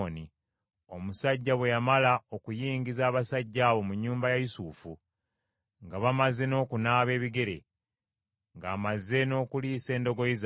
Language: Ganda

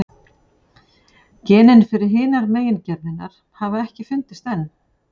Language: Icelandic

